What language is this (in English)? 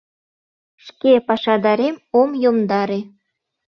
Mari